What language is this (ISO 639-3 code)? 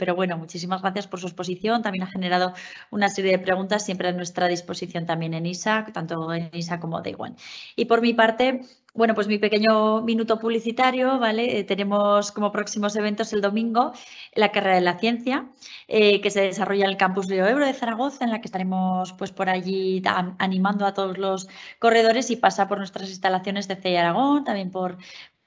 spa